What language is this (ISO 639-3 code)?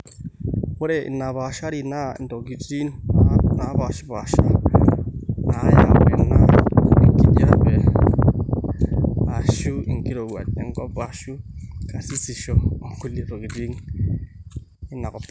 mas